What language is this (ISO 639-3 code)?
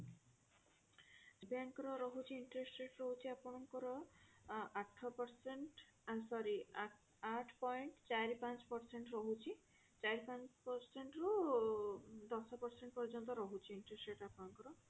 ori